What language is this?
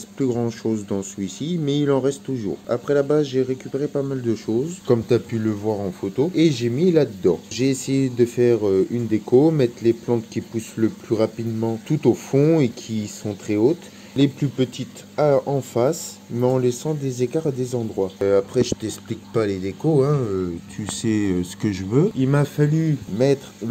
French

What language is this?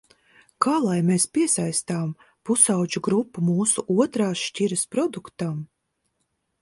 Latvian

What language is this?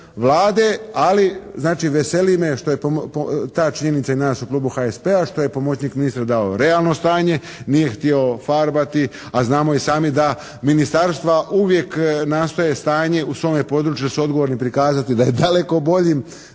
Croatian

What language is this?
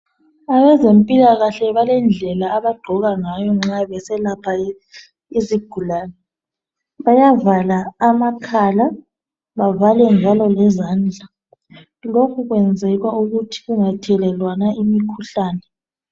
North Ndebele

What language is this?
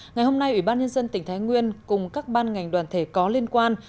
Vietnamese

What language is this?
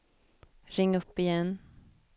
Swedish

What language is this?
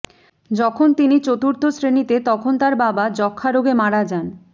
Bangla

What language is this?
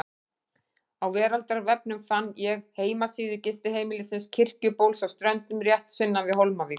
Icelandic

